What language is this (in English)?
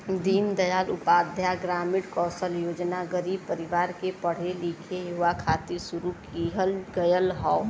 Bhojpuri